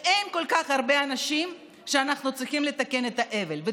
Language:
Hebrew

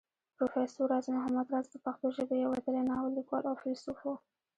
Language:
Pashto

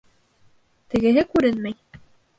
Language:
Bashkir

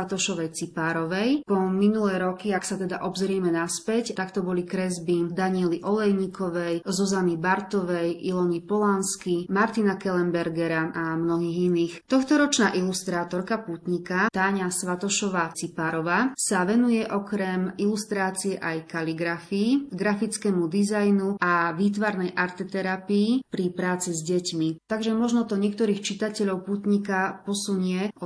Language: Slovak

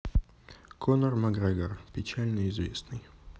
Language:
Russian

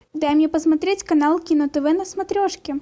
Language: Russian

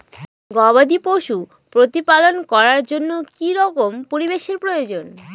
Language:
Bangla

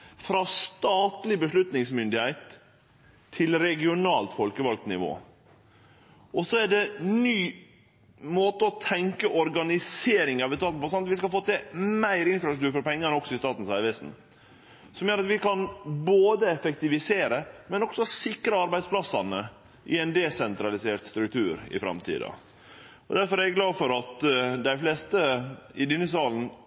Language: Norwegian Nynorsk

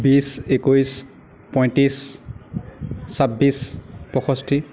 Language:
Assamese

